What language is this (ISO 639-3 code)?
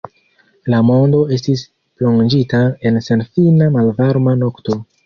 epo